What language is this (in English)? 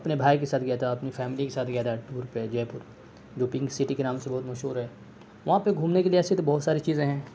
Urdu